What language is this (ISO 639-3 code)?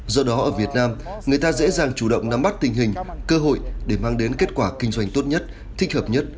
vie